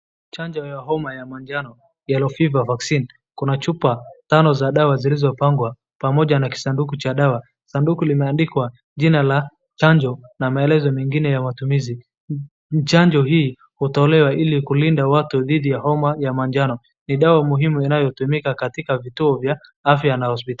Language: Swahili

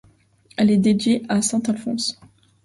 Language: French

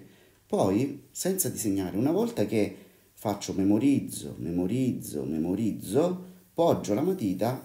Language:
Italian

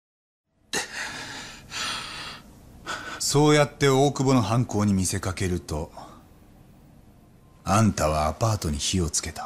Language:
Japanese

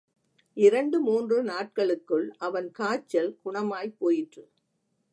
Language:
Tamil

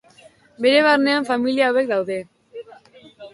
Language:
Basque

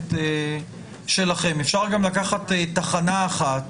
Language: Hebrew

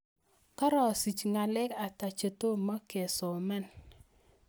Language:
Kalenjin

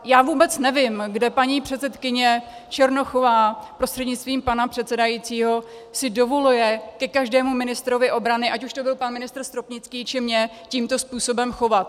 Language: Czech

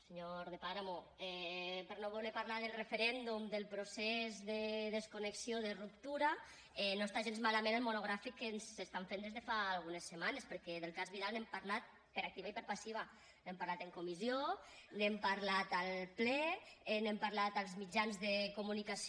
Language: Catalan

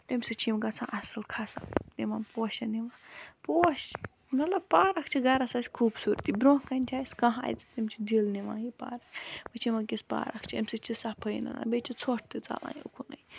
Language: Kashmiri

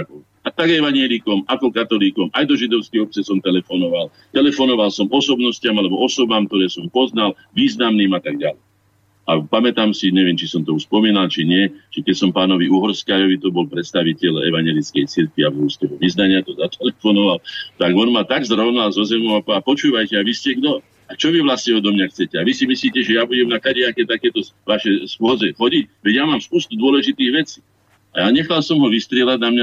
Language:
Slovak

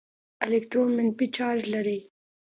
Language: Pashto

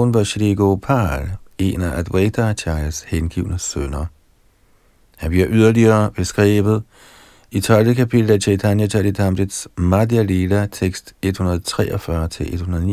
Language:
Danish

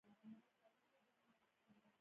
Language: Pashto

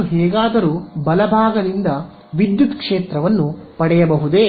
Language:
Kannada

